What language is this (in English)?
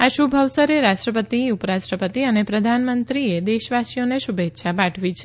Gujarati